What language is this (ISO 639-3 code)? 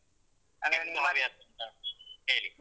kan